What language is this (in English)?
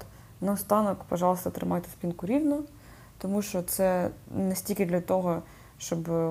Ukrainian